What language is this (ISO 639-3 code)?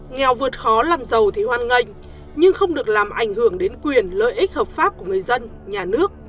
vie